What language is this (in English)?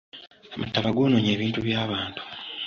Ganda